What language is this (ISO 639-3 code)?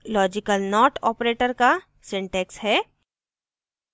hin